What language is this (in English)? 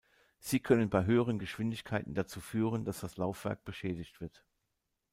German